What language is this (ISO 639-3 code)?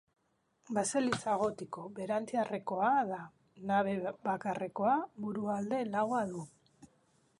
eus